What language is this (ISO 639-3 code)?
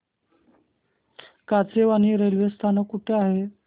mar